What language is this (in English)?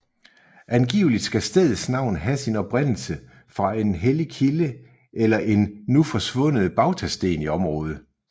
Danish